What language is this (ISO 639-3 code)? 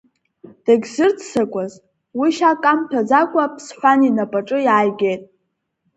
abk